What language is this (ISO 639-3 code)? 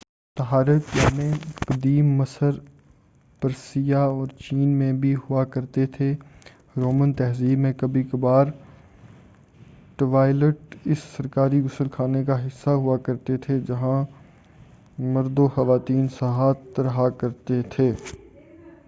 urd